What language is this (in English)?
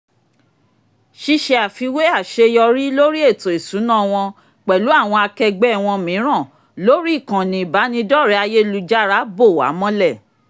Yoruba